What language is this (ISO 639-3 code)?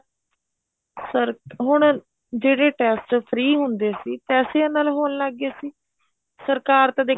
pan